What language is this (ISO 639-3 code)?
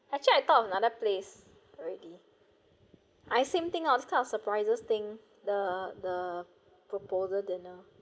eng